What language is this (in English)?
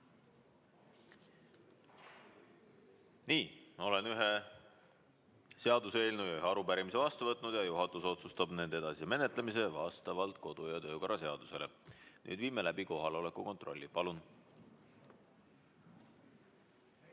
Estonian